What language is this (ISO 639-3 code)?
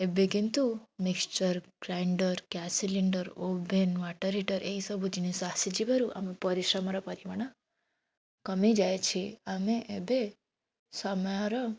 ori